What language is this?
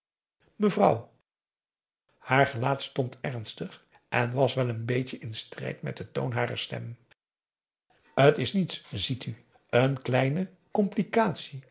Dutch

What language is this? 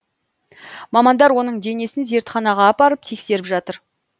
Kazakh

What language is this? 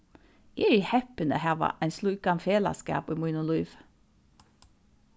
Faroese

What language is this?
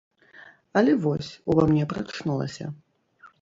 Belarusian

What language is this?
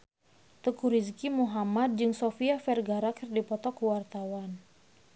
Sundanese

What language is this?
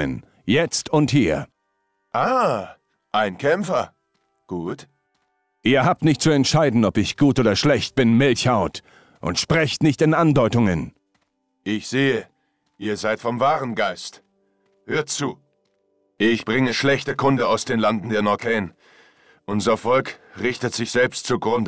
German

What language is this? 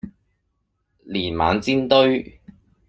Cantonese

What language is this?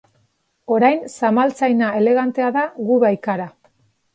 Basque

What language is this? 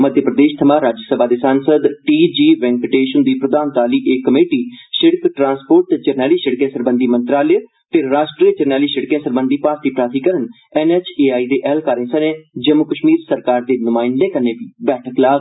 Dogri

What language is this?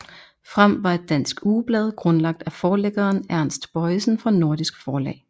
Danish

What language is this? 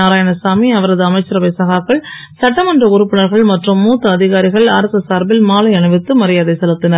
Tamil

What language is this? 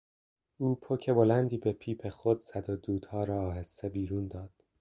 Persian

